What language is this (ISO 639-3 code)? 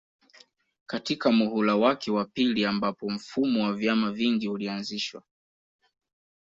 swa